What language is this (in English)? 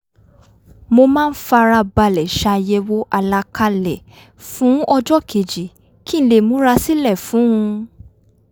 Yoruba